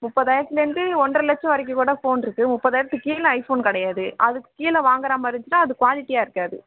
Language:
Tamil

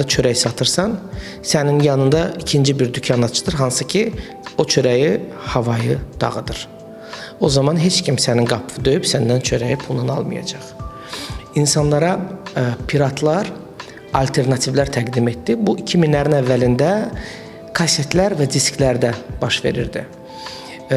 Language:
Turkish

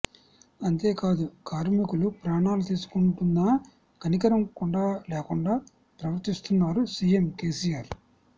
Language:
Telugu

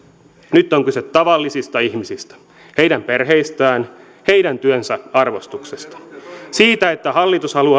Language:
Finnish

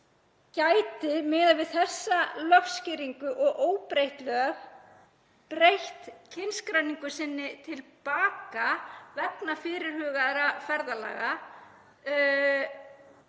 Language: Icelandic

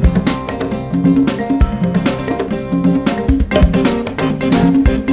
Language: Dutch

